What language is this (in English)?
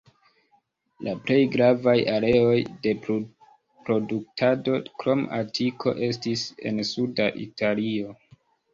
Esperanto